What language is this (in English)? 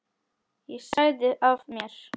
Icelandic